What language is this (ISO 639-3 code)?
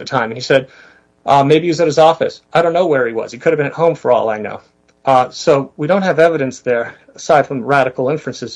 eng